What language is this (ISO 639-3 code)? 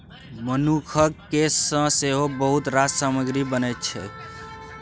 mai